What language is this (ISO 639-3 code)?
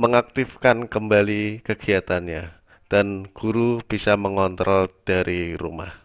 ind